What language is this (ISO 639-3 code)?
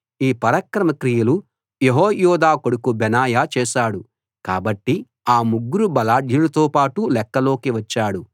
tel